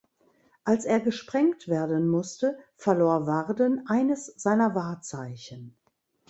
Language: German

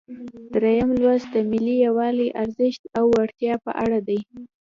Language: Pashto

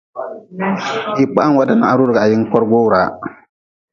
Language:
Nawdm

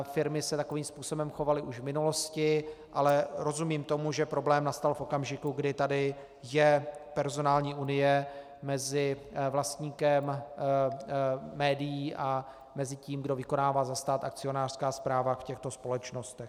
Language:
Czech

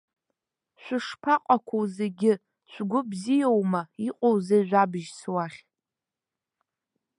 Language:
Abkhazian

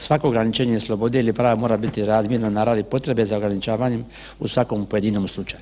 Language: Croatian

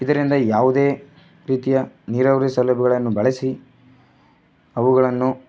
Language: Kannada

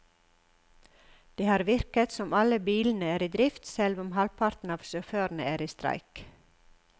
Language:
Norwegian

